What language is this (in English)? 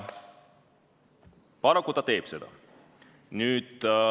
Estonian